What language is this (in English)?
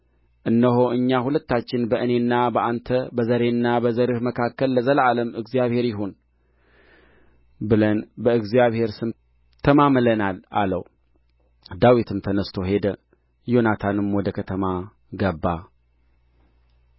Amharic